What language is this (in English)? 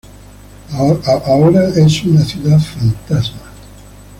Spanish